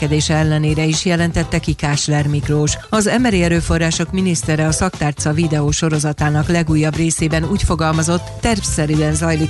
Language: Hungarian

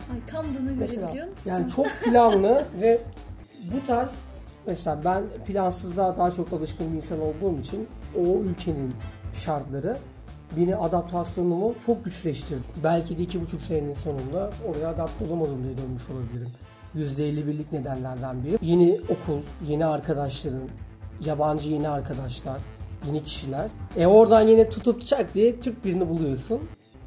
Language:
Turkish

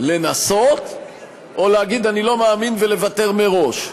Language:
Hebrew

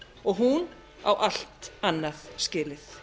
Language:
Icelandic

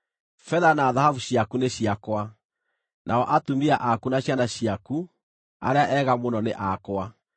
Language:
Kikuyu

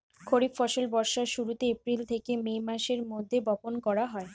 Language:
Bangla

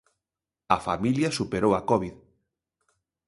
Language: Galician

